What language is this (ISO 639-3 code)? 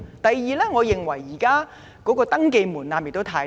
yue